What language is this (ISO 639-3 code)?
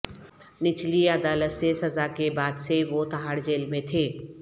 urd